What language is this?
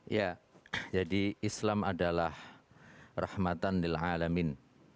Indonesian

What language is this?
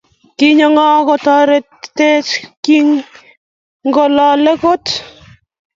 Kalenjin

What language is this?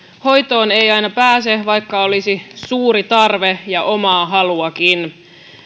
Finnish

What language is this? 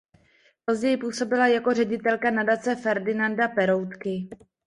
Czech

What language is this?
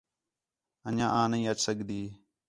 Khetrani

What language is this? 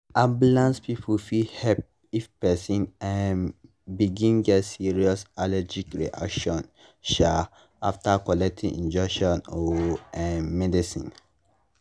Nigerian Pidgin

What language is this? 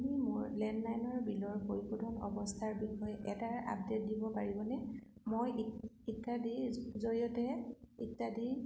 Assamese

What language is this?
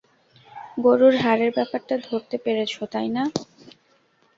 Bangla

